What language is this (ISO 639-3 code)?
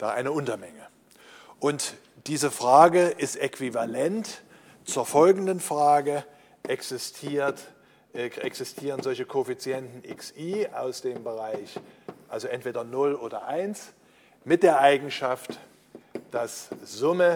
deu